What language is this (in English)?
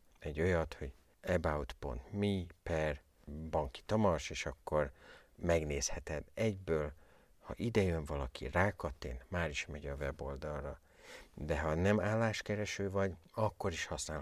Hungarian